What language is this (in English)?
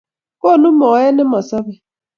Kalenjin